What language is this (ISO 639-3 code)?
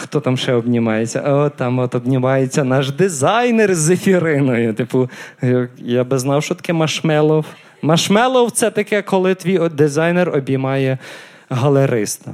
ukr